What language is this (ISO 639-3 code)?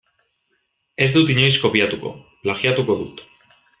eus